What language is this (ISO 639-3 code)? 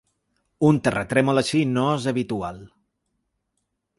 cat